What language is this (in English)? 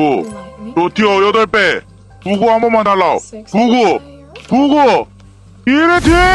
Korean